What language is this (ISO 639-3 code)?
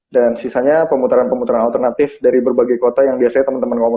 ind